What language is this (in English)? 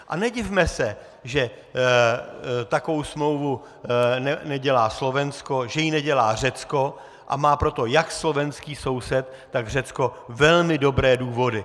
Czech